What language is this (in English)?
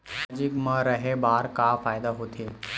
Chhattisgarhi